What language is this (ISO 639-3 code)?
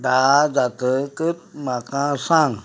kok